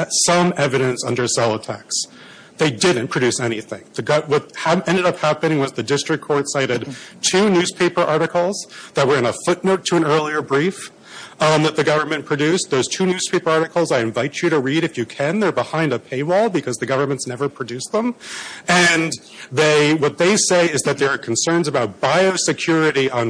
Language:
English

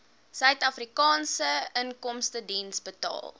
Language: Afrikaans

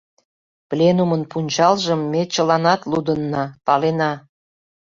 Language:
Mari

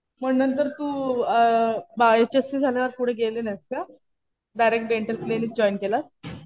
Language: Marathi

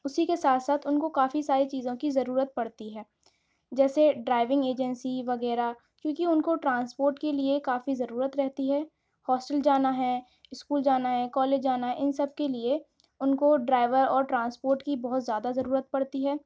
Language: Urdu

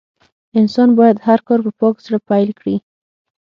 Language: Pashto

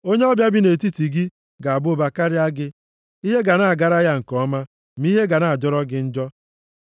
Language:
Igbo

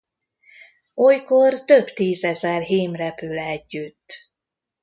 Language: Hungarian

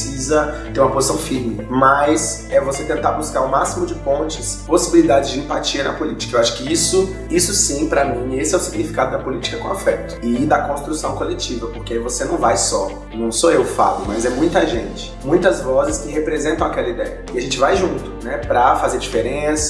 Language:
Portuguese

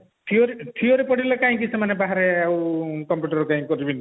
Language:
Odia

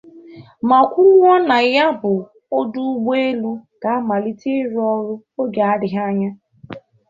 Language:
Igbo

